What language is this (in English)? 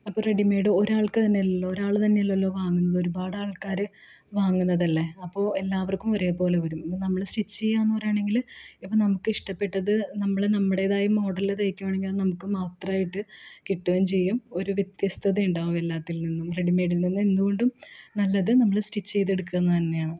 Malayalam